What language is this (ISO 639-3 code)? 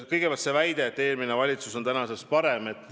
est